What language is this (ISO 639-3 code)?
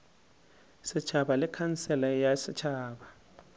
nso